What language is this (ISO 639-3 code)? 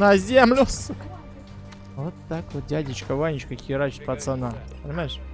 rus